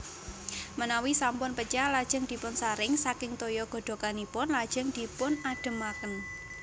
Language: Javanese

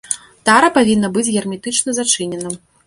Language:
Belarusian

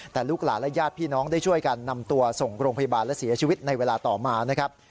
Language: Thai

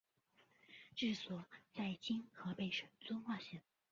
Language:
Chinese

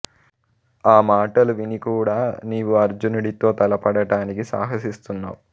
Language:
Telugu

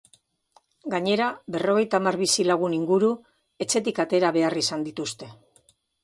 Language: Basque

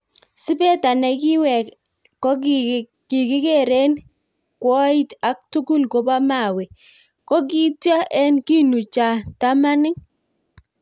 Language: Kalenjin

